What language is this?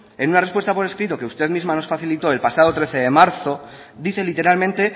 Spanish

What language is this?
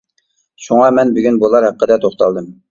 Uyghur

